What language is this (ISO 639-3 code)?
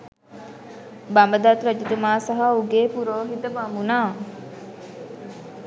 sin